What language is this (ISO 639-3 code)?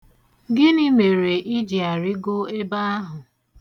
ibo